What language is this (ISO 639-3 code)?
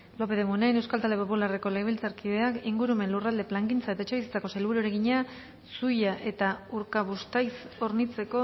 eus